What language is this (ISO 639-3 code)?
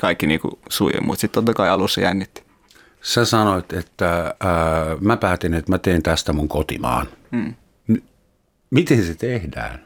fin